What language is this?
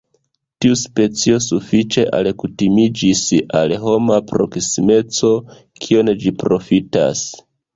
Esperanto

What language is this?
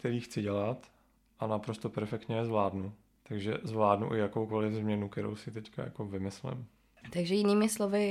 Czech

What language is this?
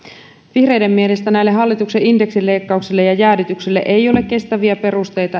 Finnish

